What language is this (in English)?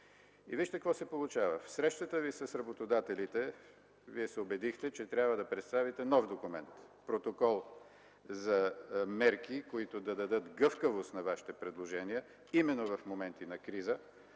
Bulgarian